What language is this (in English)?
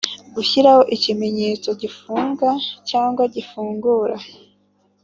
Kinyarwanda